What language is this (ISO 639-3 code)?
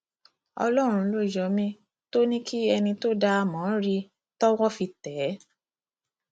yor